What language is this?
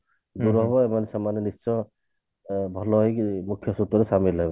Odia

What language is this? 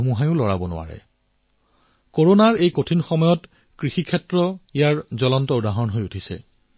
Assamese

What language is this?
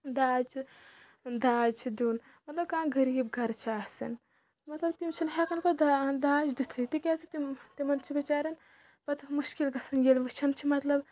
Kashmiri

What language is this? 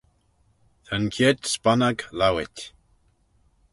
Manx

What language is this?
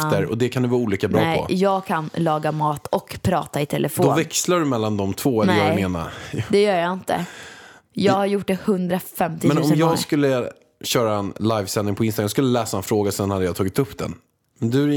Swedish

